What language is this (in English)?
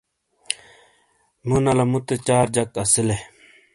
Shina